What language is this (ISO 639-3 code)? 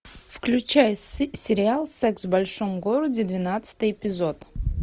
rus